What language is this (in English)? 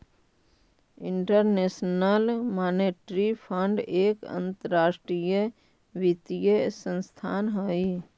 Magahi